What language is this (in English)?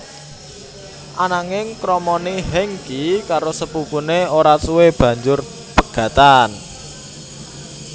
Javanese